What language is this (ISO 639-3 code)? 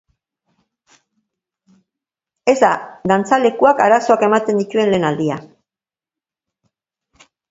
eus